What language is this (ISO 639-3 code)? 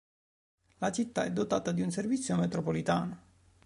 ita